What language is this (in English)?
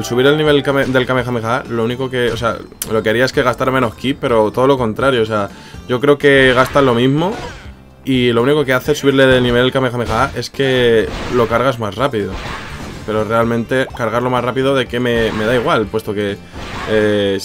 Spanish